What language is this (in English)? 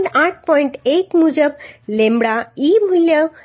Gujarati